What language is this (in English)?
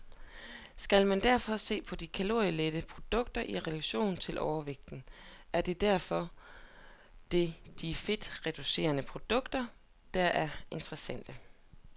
Danish